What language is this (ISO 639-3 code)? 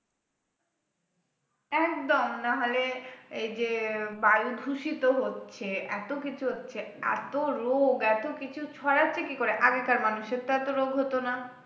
ben